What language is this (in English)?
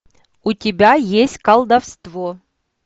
Russian